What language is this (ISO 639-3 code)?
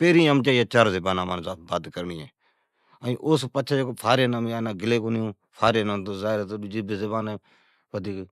odk